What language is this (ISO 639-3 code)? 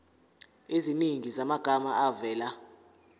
zul